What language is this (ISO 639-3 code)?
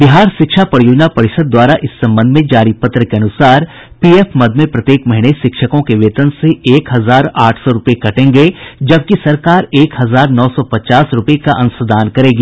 hin